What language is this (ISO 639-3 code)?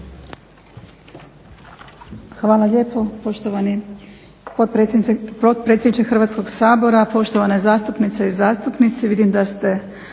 hrv